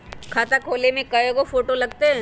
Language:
Magahi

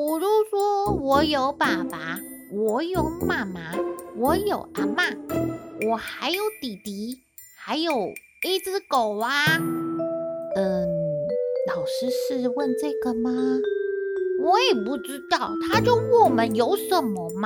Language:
Chinese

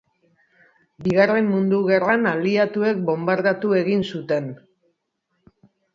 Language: Basque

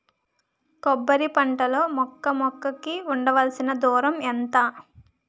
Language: Telugu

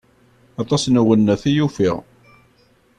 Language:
Kabyle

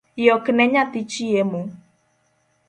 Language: Luo (Kenya and Tanzania)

